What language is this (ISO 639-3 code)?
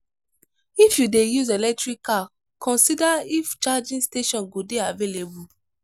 pcm